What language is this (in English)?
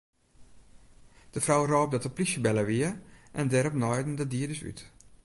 Western Frisian